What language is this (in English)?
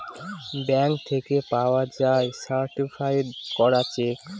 Bangla